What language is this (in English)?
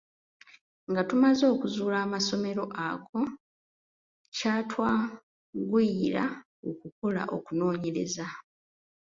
Ganda